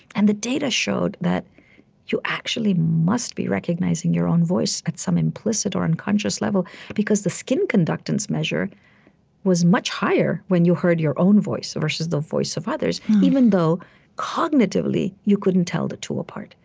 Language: English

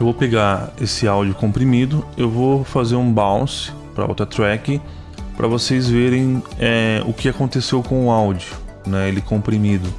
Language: Portuguese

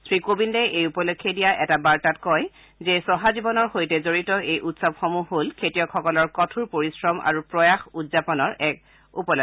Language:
Assamese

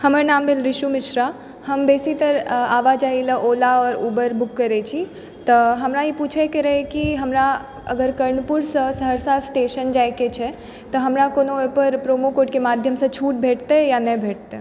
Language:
Maithili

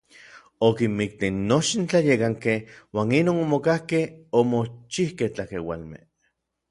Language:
Orizaba Nahuatl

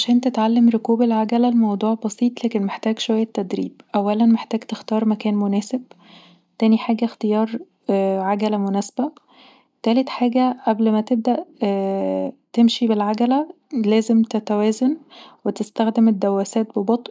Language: Egyptian Arabic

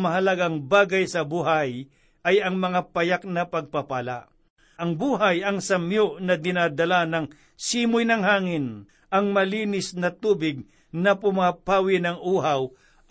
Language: Filipino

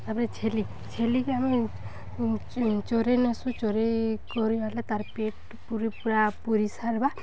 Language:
Odia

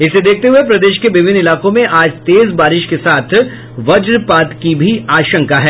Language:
Hindi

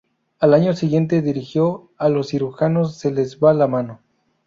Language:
Spanish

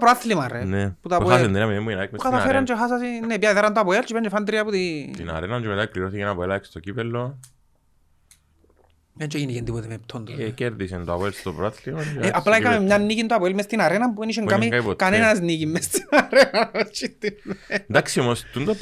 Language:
Greek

